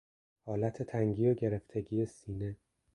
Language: Persian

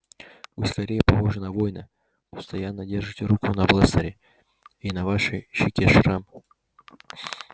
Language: Russian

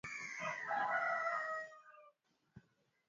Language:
Swahili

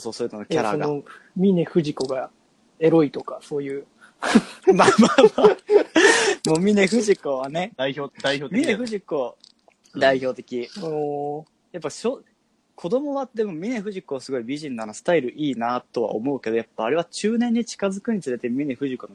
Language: Japanese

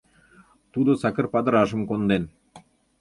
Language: Mari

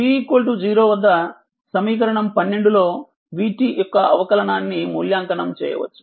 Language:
Telugu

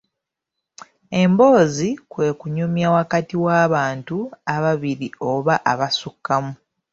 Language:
Ganda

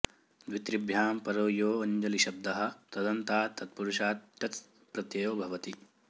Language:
Sanskrit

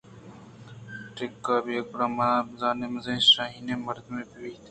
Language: Eastern Balochi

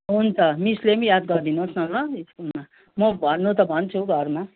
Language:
Nepali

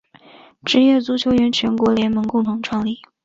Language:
Chinese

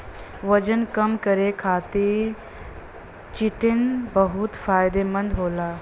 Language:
Bhojpuri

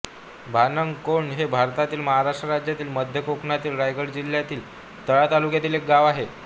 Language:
Marathi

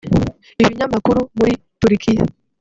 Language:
Kinyarwanda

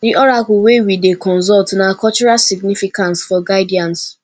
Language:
Nigerian Pidgin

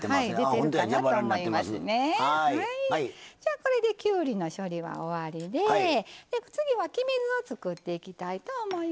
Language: Japanese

